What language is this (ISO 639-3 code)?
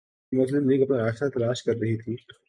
urd